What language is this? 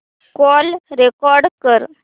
Marathi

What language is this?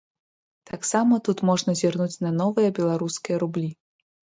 Belarusian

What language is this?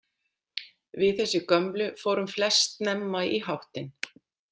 Icelandic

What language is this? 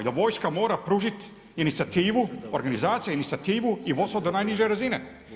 Croatian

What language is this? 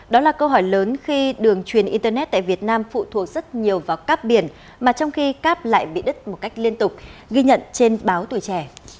Vietnamese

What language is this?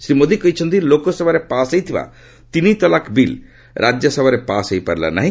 Odia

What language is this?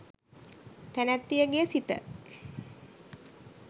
Sinhala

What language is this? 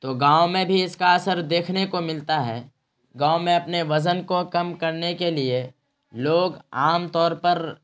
Urdu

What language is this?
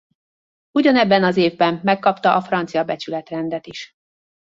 Hungarian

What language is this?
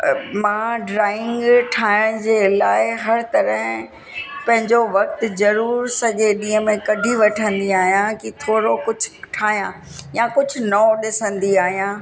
Sindhi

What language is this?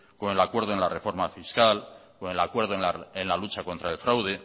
Spanish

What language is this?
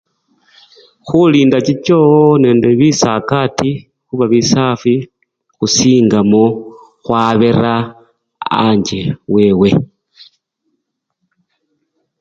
Luyia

